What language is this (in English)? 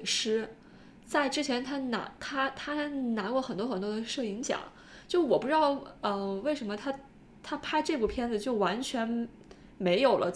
Chinese